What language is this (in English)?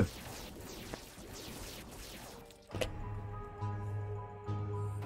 German